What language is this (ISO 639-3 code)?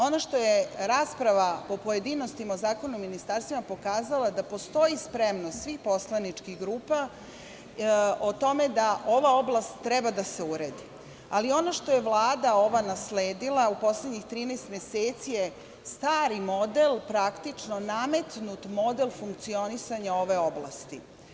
srp